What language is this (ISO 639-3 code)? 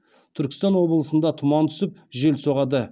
kaz